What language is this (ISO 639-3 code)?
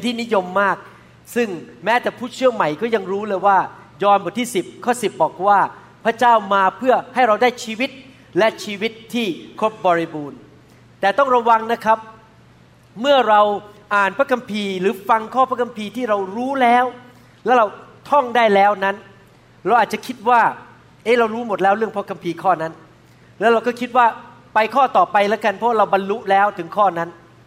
tha